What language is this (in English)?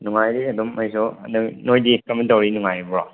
Manipuri